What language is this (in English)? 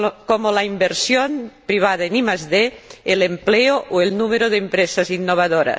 Spanish